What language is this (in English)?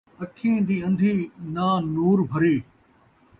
Saraiki